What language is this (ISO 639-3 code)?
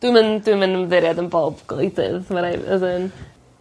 cym